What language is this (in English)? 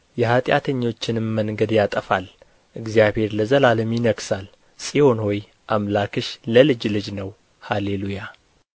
Amharic